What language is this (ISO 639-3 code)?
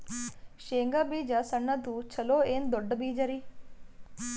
kan